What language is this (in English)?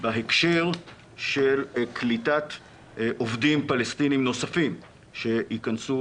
Hebrew